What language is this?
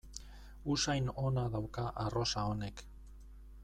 Basque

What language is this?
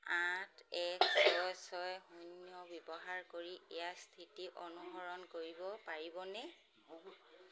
Assamese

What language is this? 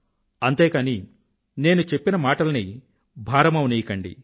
Telugu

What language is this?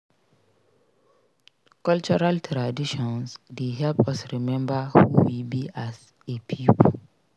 Nigerian Pidgin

